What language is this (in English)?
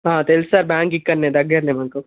Telugu